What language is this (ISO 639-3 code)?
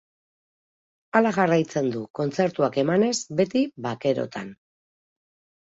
eus